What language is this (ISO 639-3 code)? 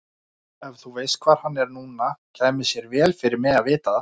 isl